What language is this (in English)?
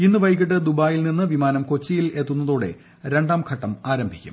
Malayalam